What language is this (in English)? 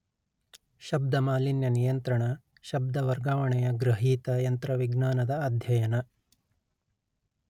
Kannada